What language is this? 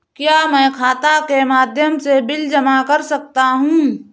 Hindi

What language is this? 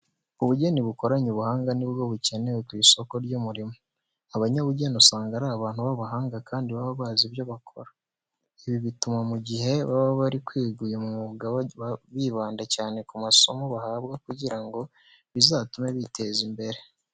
Kinyarwanda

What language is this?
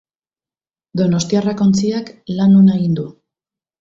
Basque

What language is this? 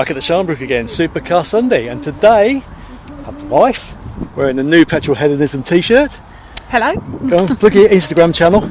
English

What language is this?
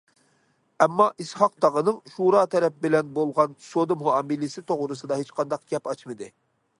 Uyghur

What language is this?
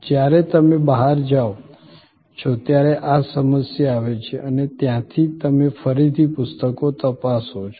Gujarati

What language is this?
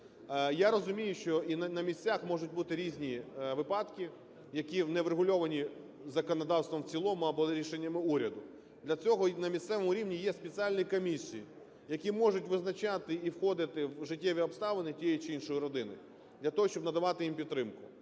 Ukrainian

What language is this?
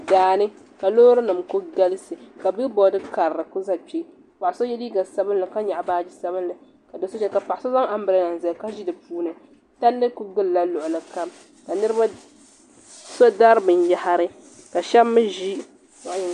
Dagbani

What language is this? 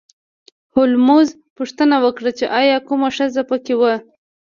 Pashto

